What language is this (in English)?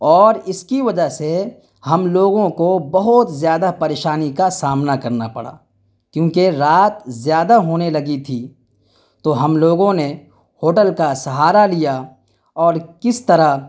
Urdu